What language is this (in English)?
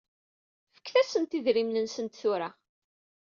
Kabyle